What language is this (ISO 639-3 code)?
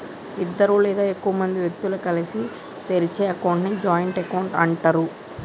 tel